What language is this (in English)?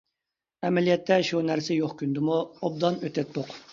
Uyghur